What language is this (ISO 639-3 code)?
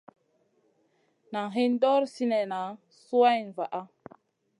mcn